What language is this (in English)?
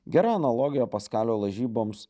Lithuanian